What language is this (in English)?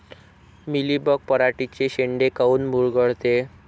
Marathi